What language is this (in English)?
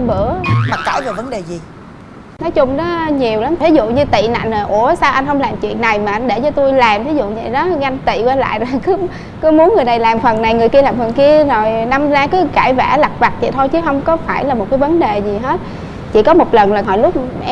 Vietnamese